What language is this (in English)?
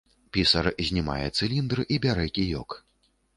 Belarusian